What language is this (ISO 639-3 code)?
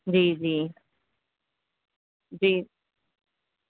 urd